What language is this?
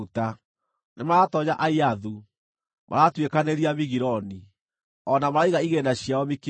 Kikuyu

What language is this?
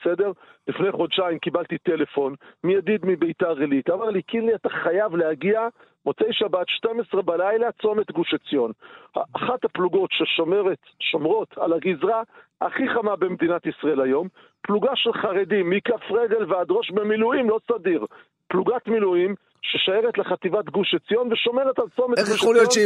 Hebrew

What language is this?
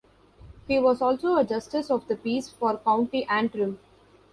English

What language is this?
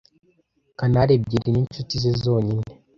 Kinyarwanda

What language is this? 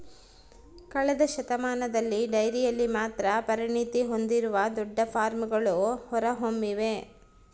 Kannada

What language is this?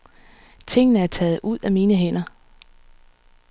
Danish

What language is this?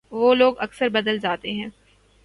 Urdu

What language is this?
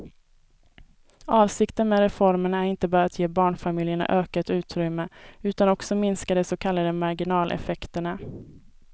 Swedish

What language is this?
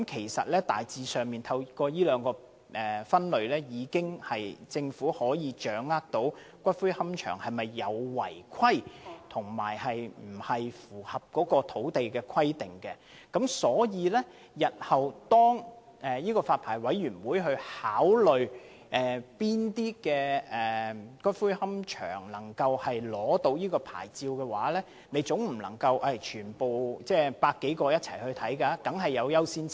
Cantonese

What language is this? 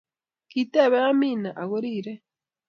Kalenjin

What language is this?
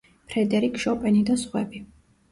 Georgian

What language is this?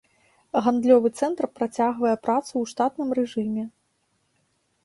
Belarusian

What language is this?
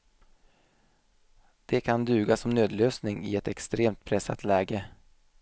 Swedish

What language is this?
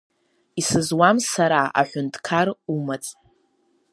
Abkhazian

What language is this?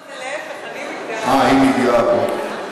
Hebrew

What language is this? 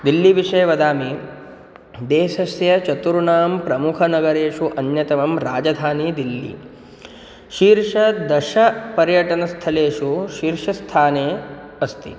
Sanskrit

